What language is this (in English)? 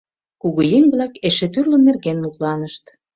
Mari